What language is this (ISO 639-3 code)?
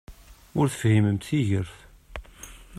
kab